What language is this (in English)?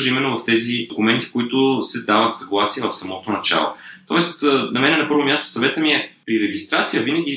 Bulgarian